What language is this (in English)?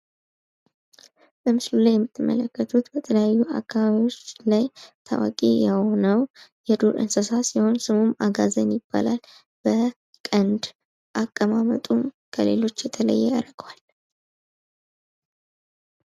Amharic